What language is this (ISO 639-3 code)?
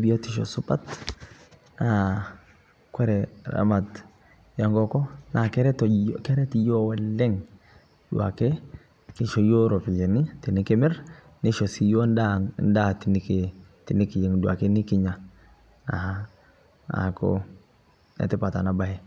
mas